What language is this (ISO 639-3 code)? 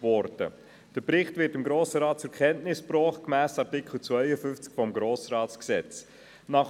gsw